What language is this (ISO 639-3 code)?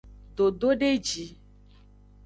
ajg